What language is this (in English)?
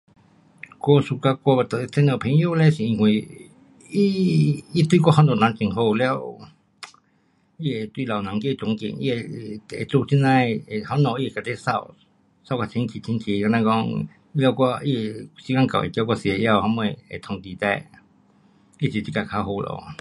Pu-Xian Chinese